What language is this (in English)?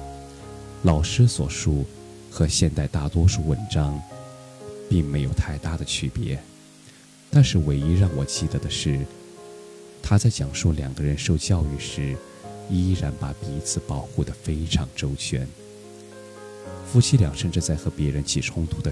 Chinese